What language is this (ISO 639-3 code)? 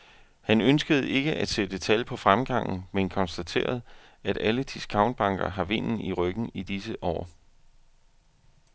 dan